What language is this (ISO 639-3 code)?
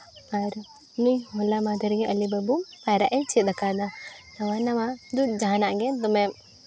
sat